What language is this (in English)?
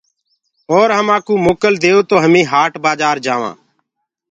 Gurgula